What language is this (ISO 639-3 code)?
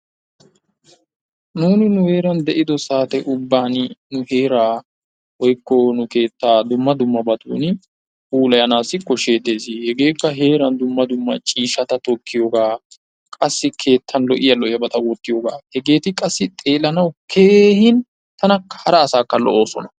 wal